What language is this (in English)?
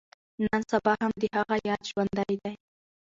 Pashto